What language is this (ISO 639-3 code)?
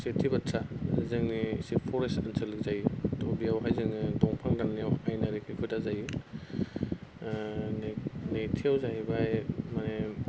brx